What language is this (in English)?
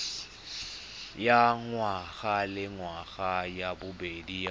Tswana